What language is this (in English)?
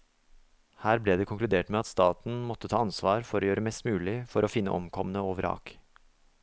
Norwegian